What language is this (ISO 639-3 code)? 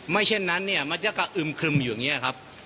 tha